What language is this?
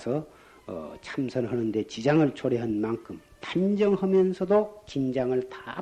Korean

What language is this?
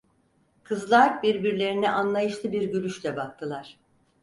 Turkish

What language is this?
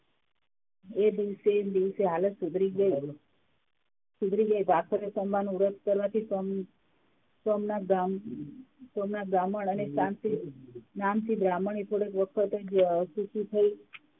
Gujarati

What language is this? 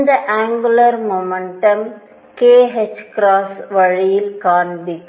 Tamil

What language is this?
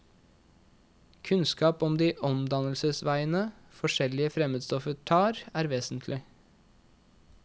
Norwegian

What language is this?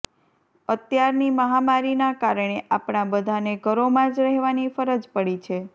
Gujarati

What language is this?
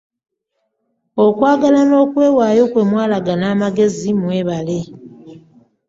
Ganda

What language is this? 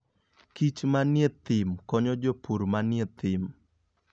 Luo (Kenya and Tanzania)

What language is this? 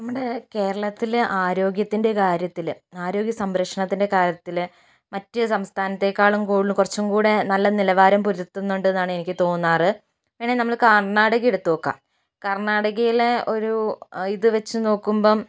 Malayalam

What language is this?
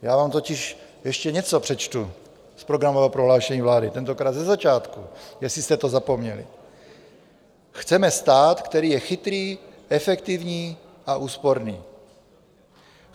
Czech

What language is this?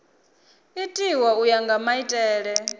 Venda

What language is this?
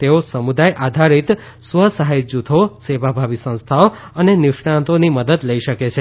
Gujarati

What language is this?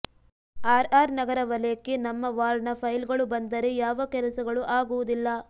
Kannada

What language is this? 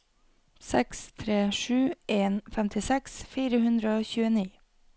Norwegian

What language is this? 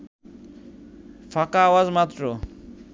Bangla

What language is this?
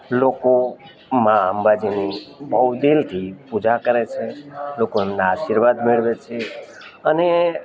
Gujarati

